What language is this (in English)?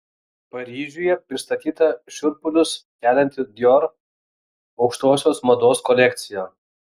Lithuanian